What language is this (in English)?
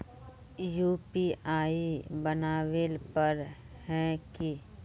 Magahi